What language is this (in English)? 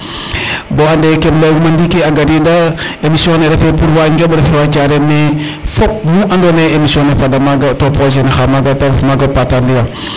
Serer